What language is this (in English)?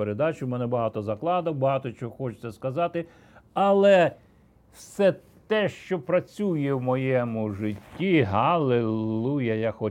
Ukrainian